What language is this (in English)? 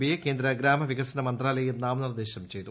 Malayalam